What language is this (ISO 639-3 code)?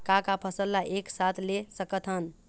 hne